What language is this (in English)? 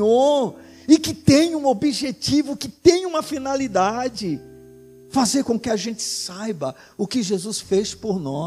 Portuguese